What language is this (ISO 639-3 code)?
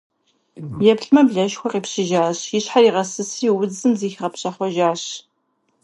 kbd